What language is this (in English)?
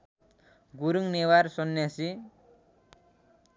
Nepali